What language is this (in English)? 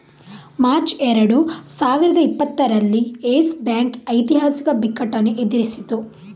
Kannada